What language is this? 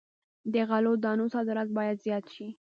Pashto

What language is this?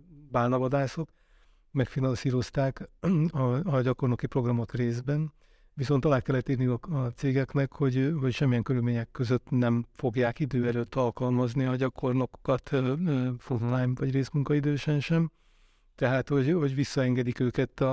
Hungarian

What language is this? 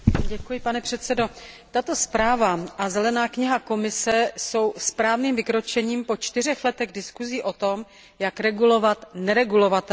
Czech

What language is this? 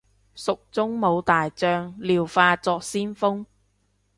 Cantonese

